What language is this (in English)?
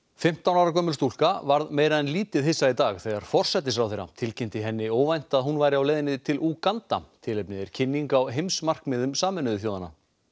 Icelandic